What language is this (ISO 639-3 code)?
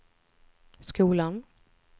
swe